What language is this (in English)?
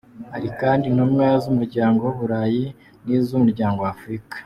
Kinyarwanda